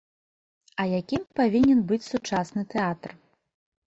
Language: Belarusian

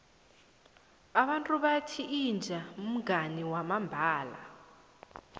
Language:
South Ndebele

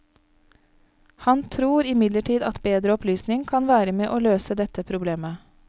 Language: Norwegian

